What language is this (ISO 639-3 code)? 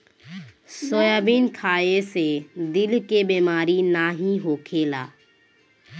bho